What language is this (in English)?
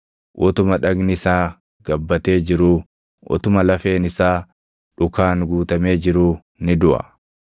Oromo